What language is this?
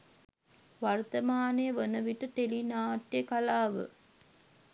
Sinhala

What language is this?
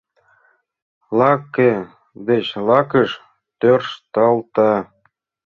Mari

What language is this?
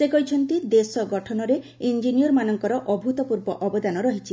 Odia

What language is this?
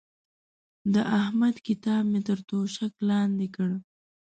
Pashto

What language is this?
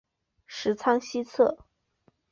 Chinese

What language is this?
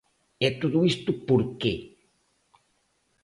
Galician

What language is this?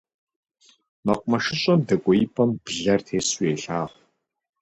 Kabardian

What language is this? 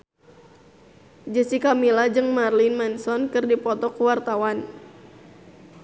Sundanese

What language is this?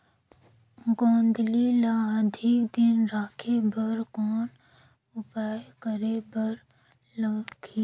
Chhattisgarhi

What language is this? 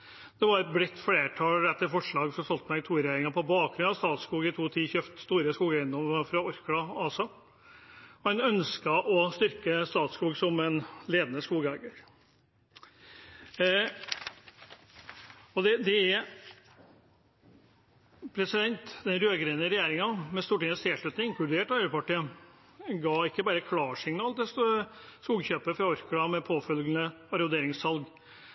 Norwegian Bokmål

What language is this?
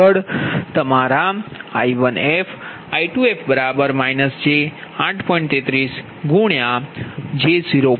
Gujarati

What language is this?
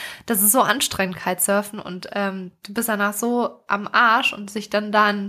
German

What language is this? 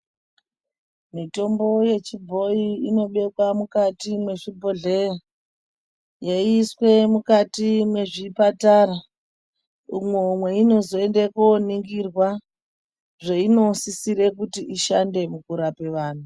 Ndau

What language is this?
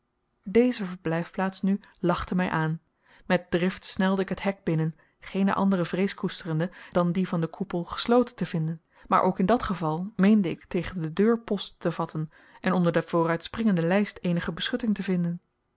Dutch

